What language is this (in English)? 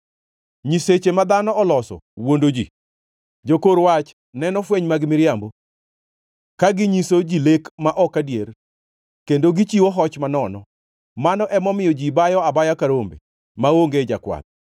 Luo (Kenya and Tanzania)